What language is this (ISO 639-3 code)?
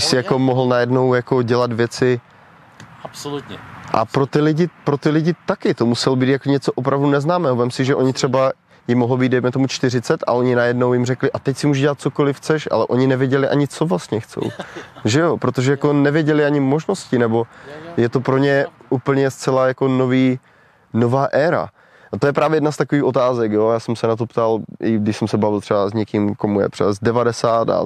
ces